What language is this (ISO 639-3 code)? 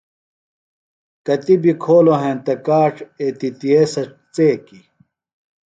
phl